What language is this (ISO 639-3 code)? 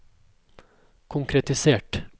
nor